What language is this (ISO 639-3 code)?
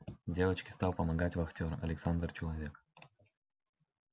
rus